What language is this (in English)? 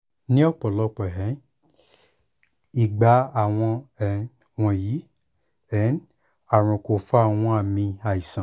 Yoruba